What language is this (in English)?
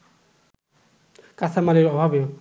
Bangla